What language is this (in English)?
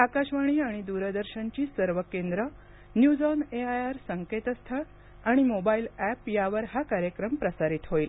Marathi